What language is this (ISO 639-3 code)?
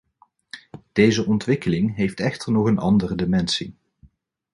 nld